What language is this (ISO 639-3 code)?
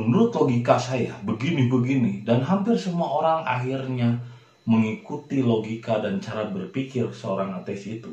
ind